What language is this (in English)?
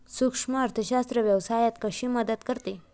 Marathi